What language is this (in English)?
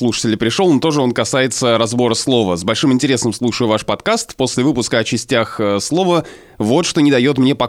Russian